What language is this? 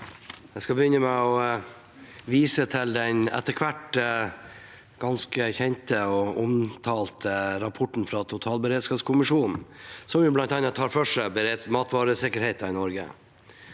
Norwegian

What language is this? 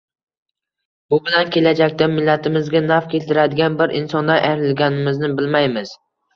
Uzbek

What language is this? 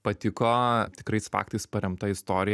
Lithuanian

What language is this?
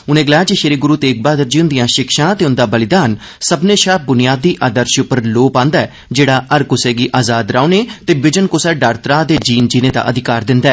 Dogri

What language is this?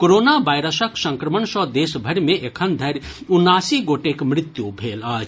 Maithili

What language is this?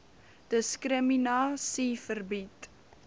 Afrikaans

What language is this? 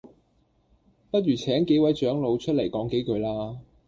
Cantonese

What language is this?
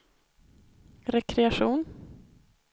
Swedish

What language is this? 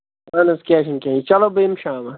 Kashmiri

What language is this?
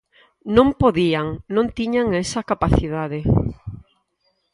Galician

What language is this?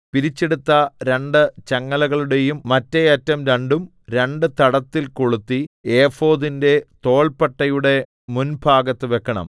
Malayalam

